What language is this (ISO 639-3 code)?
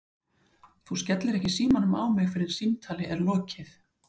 isl